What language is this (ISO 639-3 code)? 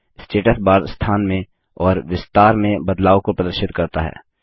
hin